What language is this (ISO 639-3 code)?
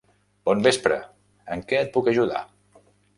cat